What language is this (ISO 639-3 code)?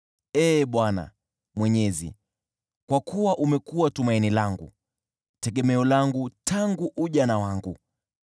swa